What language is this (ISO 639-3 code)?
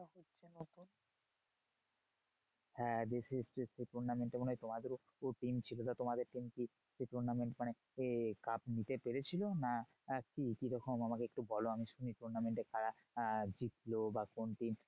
ben